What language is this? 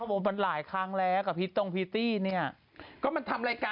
Thai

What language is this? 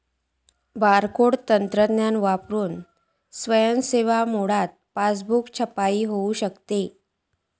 Marathi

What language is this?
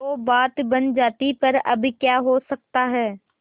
Hindi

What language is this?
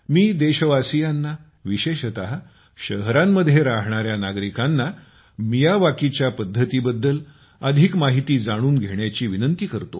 Marathi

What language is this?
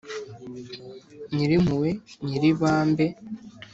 Kinyarwanda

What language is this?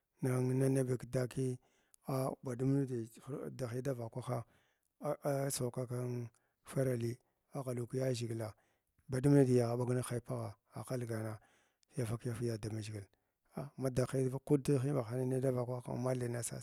Glavda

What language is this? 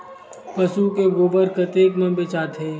Chhattisgarhi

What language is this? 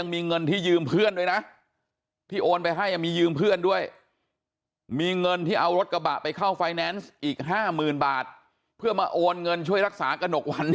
Thai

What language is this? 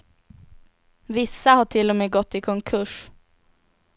Swedish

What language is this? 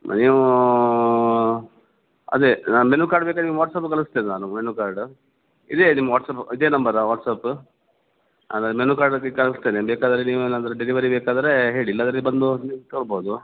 Kannada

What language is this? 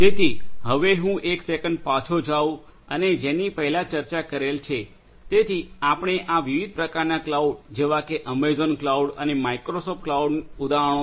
Gujarati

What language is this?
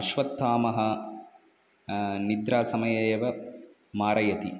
Sanskrit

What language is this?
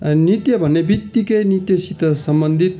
Nepali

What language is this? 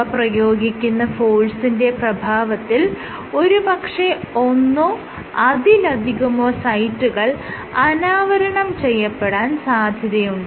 Malayalam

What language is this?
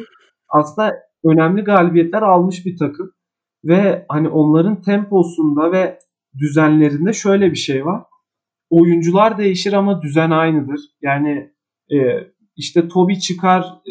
Turkish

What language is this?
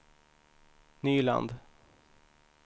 Swedish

